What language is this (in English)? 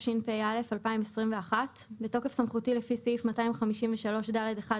Hebrew